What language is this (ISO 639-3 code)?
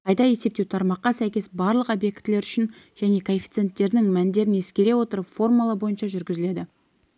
kaz